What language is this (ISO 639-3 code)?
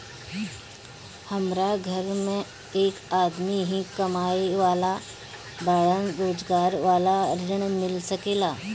bho